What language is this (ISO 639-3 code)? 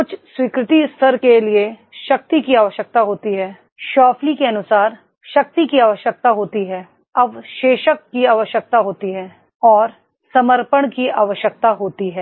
hin